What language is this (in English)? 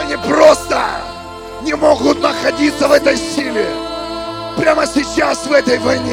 Russian